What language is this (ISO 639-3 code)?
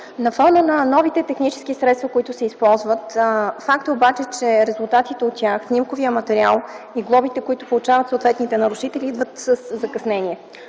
bul